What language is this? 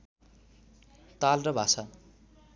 Nepali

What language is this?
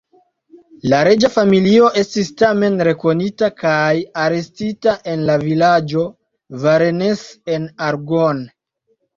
Esperanto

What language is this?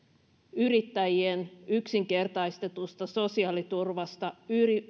Finnish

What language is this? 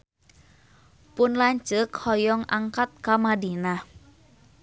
Sundanese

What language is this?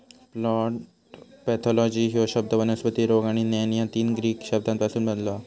Marathi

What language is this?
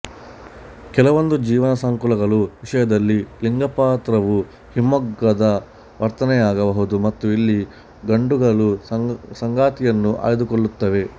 Kannada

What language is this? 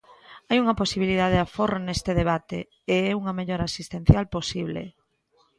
Galician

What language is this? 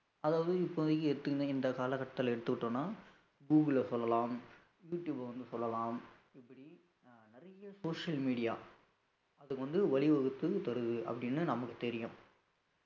Tamil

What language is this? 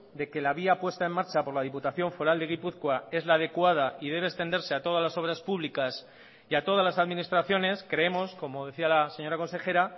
Spanish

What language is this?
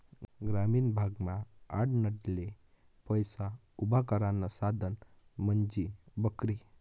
Marathi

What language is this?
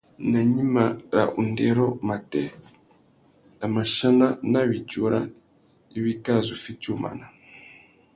Tuki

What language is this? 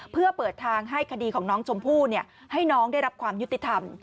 Thai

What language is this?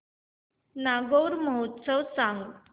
Marathi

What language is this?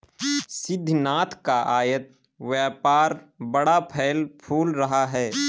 Hindi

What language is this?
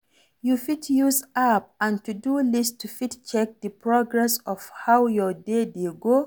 Nigerian Pidgin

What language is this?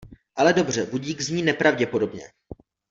Czech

